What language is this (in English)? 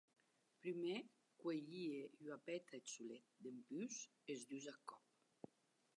Occitan